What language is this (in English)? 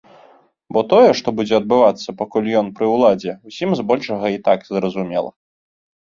Belarusian